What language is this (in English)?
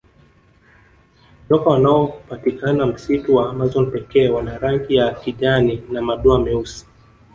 Swahili